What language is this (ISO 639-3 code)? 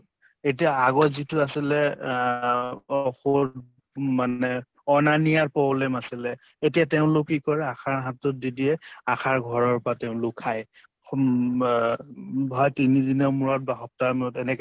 asm